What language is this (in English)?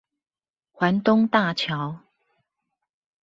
Chinese